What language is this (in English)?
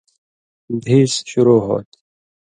Indus Kohistani